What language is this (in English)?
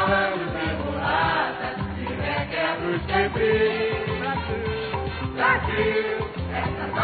Portuguese